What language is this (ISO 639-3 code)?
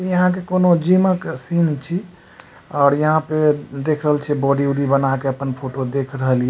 mai